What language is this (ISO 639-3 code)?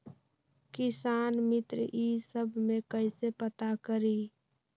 mag